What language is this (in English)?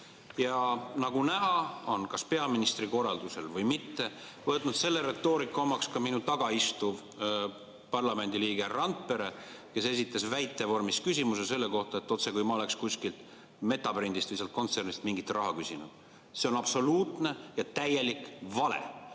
Estonian